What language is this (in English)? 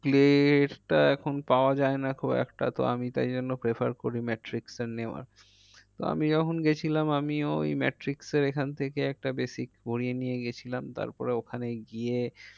Bangla